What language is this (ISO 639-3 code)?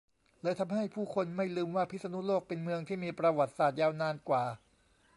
tha